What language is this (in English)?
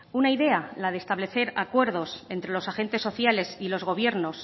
Spanish